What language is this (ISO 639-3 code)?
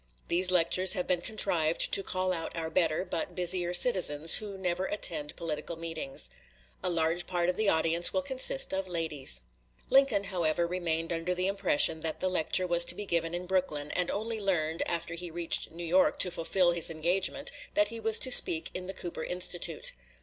eng